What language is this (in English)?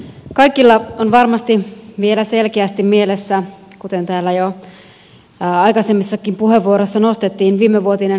Finnish